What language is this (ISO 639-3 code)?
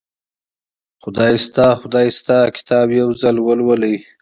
pus